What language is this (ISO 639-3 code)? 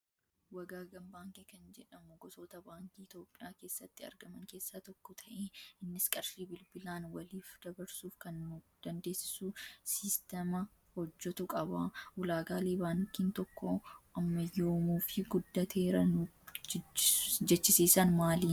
orm